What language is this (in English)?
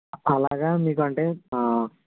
Telugu